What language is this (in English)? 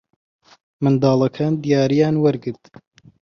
Central Kurdish